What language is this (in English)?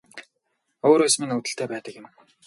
Mongolian